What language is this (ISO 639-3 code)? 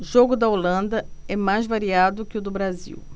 por